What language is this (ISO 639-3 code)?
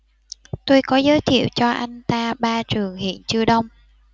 vie